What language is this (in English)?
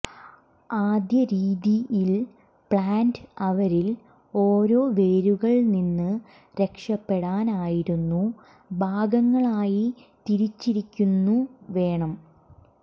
Malayalam